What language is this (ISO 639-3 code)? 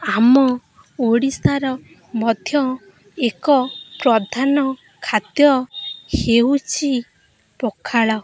ori